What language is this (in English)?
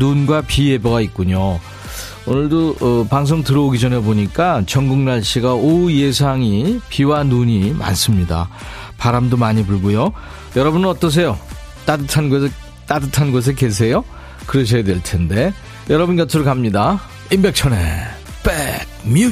Korean